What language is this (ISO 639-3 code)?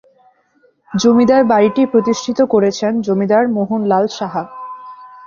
ben